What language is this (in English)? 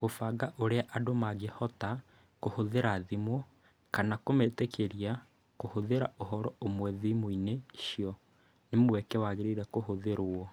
Kikuyu